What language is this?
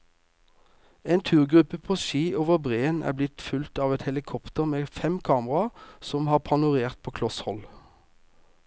Norwegian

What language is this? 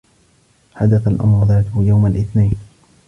Arabic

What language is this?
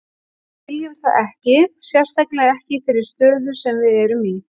Icelandic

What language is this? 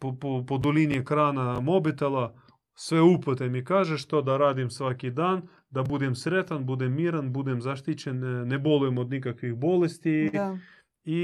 Croatian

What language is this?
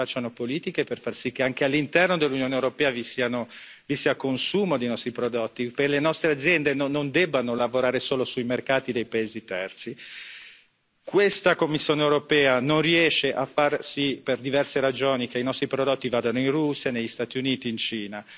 Italian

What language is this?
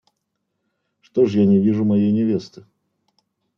Russian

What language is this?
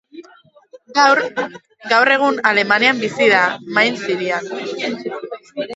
Basque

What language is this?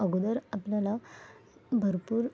Marathi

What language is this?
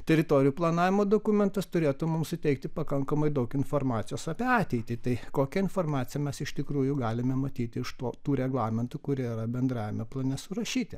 Lithuanian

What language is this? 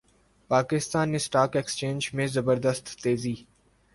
Urdu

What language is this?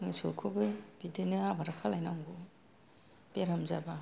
Bodo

